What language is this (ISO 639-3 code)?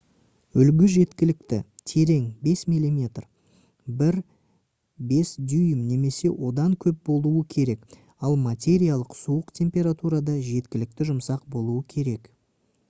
kaz